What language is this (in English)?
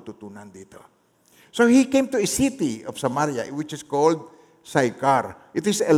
Filipino